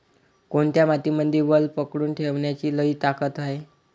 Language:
Marathi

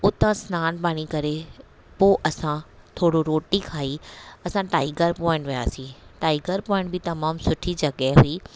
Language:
Sindhi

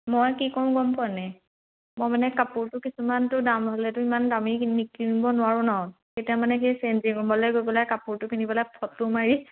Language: Assamese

